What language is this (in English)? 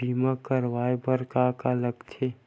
Chhattisgarhi